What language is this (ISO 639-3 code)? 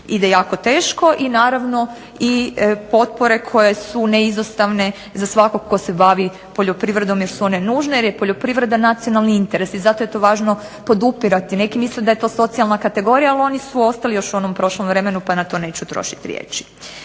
hrv